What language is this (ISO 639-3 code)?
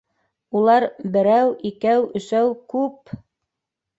bak